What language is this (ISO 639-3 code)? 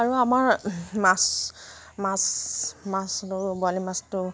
asm